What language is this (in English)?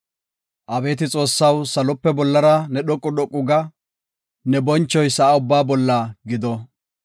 Gofa